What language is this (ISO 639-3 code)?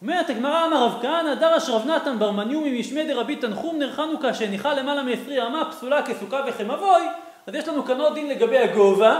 heb